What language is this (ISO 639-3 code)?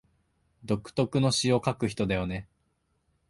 jpn